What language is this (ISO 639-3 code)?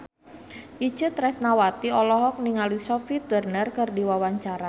sun